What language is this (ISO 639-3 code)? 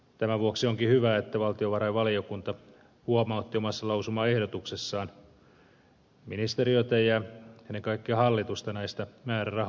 fin